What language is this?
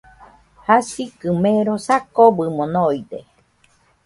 Nüpode Huitoto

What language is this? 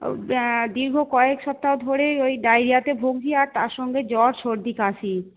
Bangla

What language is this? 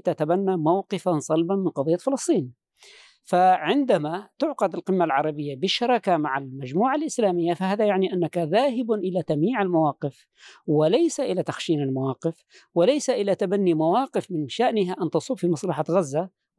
Arabic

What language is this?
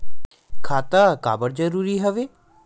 Chhattisgarhi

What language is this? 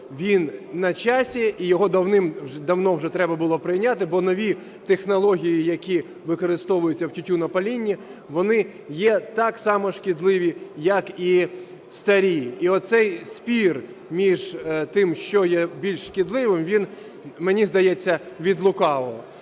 Ukrainian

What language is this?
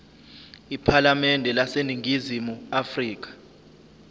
Zulu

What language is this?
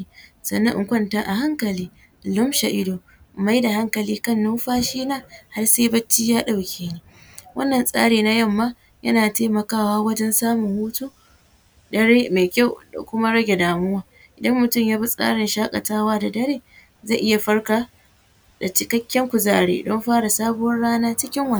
Hausa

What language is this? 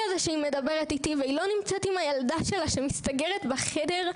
Hebrew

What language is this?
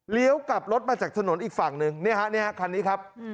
Thai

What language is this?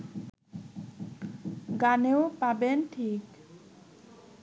Bangla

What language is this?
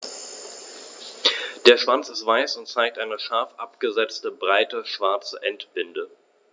German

